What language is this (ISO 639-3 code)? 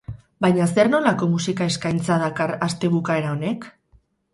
eus